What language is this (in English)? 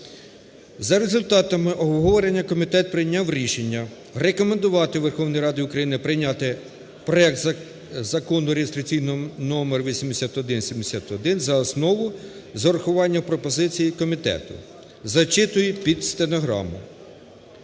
Ukrainian